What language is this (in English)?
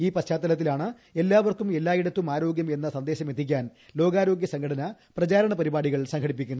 Malayalam